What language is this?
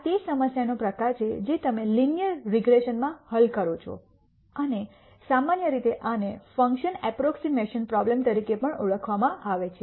Gujarati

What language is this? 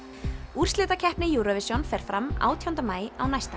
Icelandic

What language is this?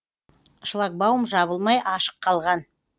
Kazakh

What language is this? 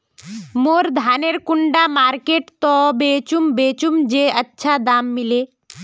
Magahi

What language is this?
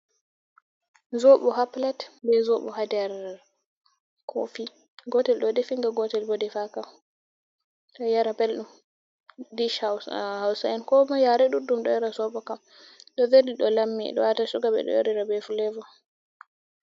Fula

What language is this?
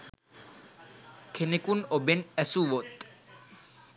Sinhala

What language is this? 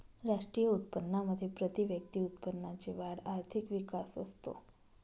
Marathi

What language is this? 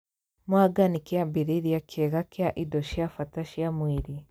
Kikuyu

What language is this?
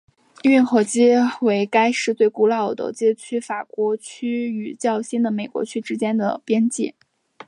Chinese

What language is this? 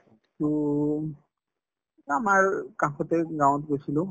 Assamese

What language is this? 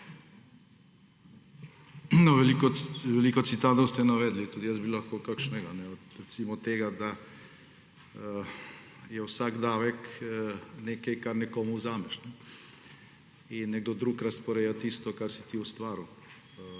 Slovenian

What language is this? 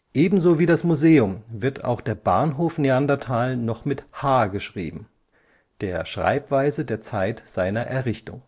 German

